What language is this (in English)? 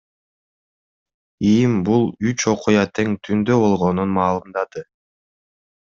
Kyrgyz